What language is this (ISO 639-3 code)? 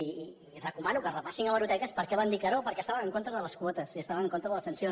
cat